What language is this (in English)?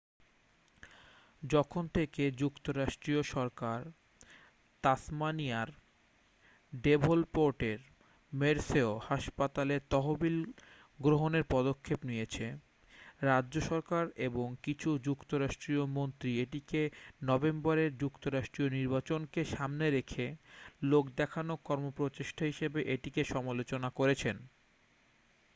Bangla